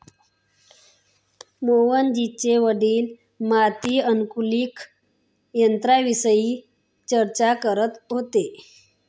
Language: Marathi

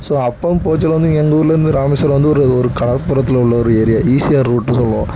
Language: Tamil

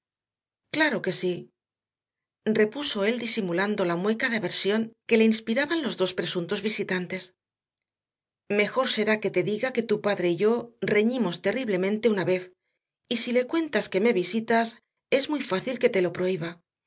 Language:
Spanish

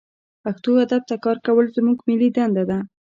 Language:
Pashto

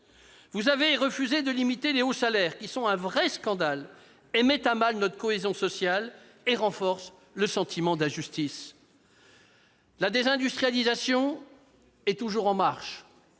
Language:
French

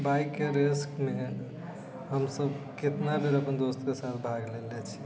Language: Maithili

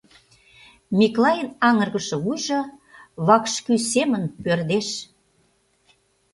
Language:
Mari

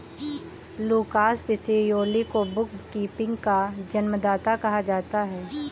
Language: Hindi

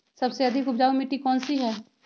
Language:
Magahi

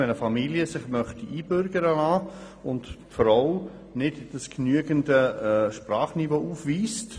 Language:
Swiss German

